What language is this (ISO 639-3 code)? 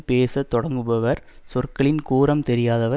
tam